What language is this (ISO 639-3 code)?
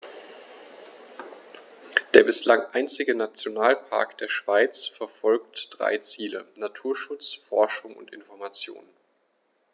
deu